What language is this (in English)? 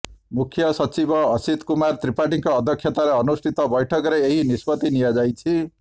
Odia